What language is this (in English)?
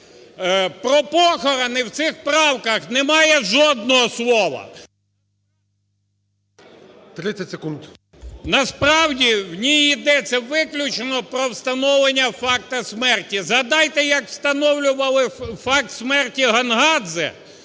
Ukrainian